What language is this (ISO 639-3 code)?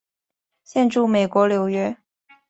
zho